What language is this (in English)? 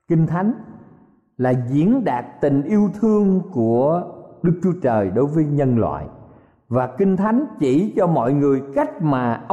Vietnamese